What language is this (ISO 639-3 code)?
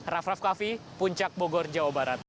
ind